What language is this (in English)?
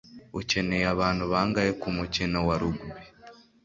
Kinyarwanda